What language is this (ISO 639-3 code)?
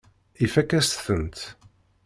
kab